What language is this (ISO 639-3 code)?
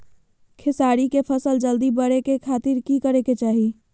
mag